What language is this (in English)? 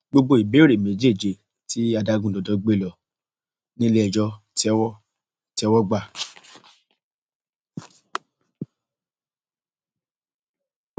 Yoruba